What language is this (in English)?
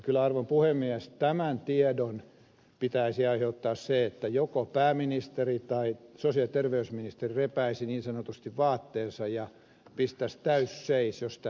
Finnish